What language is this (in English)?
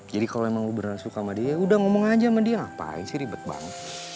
Indonesian